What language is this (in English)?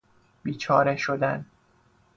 Persian